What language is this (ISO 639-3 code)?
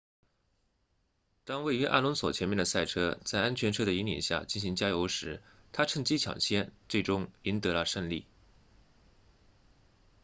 zho